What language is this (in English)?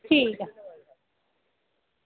Dogri